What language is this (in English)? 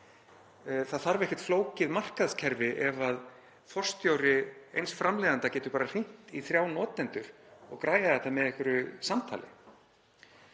Icelandic